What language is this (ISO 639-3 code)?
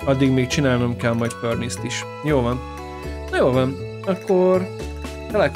hun